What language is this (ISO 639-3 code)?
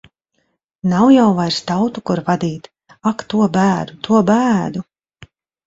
lav